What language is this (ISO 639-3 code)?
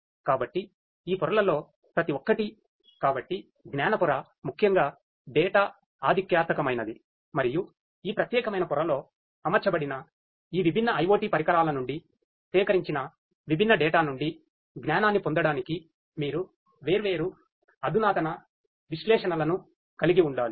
tel